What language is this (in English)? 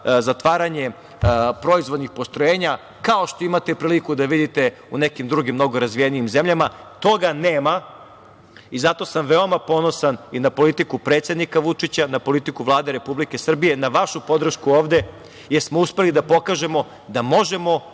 Serbian